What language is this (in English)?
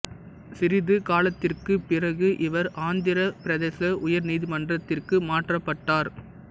Tamil